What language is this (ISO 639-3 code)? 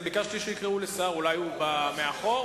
heb